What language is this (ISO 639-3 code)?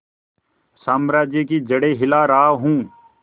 hin